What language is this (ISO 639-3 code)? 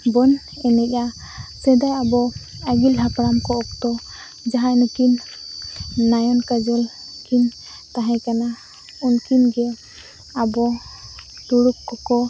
sat